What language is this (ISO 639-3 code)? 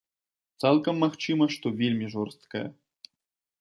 bel